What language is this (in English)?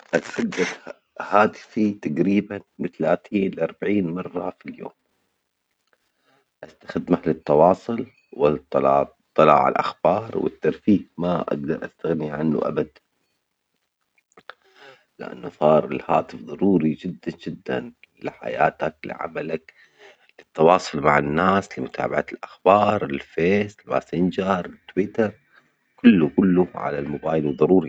Omani Arabic